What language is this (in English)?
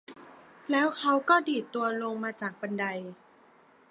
Thai